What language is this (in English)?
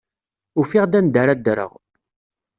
Kabyle